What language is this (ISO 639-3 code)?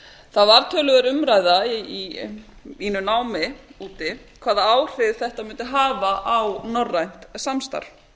isl